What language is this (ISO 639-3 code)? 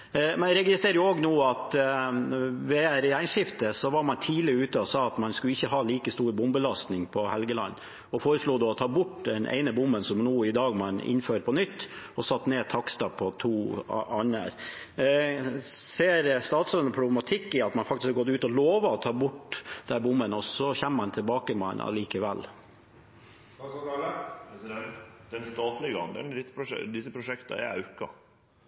nor